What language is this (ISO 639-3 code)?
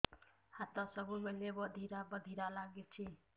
ori